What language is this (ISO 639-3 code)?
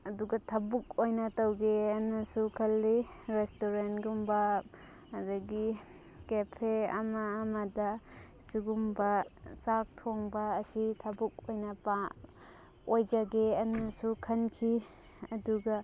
mni